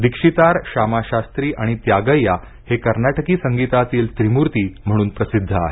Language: Marathi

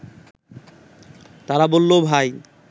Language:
Bangla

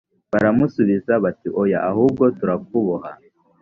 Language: Kinyarwanda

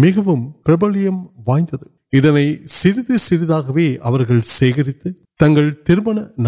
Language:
Urdu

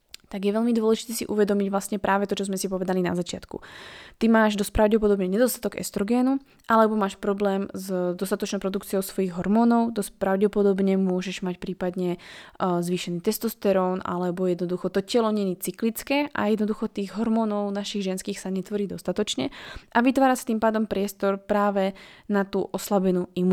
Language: Slovak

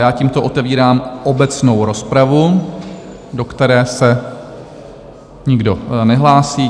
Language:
Czech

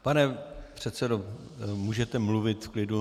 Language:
Czech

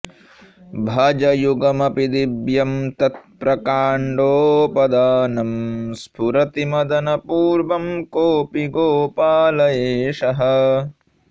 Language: Sanskrit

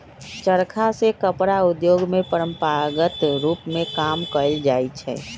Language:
Magahi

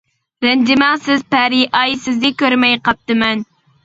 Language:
Uyghur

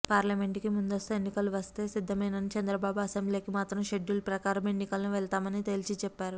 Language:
Telugu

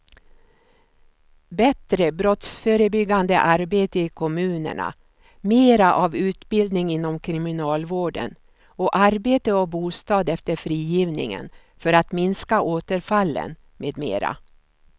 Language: Swedish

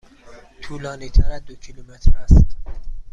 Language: Persian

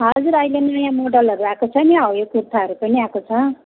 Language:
Nepali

